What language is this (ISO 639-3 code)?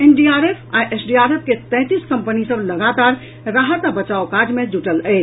mai